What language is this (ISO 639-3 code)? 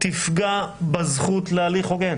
heb